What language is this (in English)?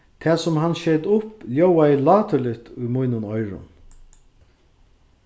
Faroese